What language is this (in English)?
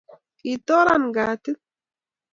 Kalenjin